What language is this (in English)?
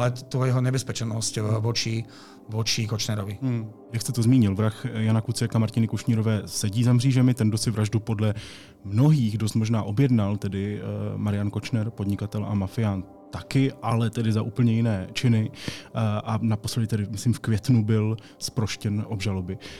Czech